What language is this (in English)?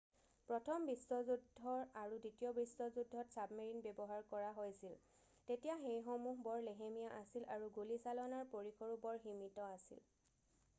Assamese